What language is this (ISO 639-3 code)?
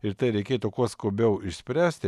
lit